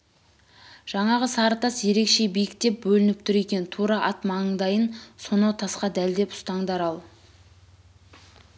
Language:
Kazakh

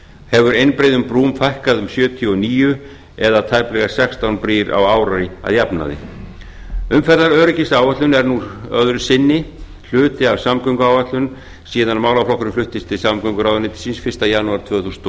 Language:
Icelandic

